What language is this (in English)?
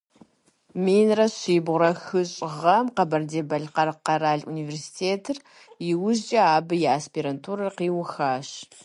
Kabardian